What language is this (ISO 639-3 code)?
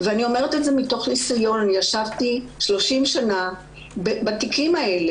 heb